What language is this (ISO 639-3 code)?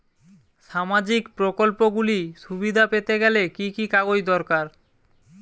ben